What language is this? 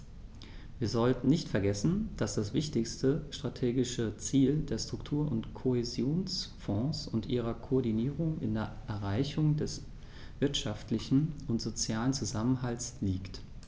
German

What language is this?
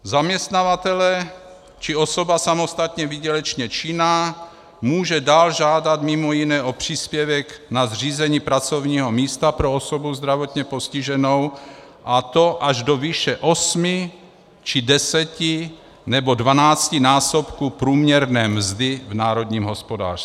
Czech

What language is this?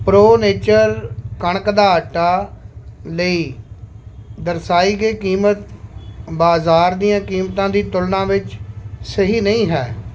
Punjabi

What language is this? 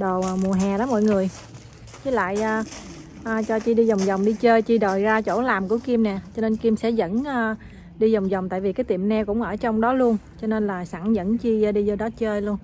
Vietnamese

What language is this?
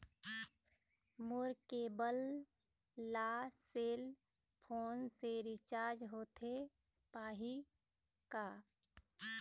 Chhattisgarhi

